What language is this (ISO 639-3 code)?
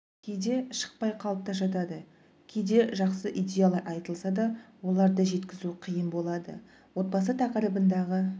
kaz